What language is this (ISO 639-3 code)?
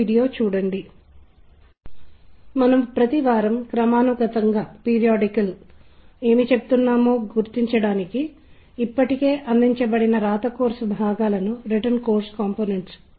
tel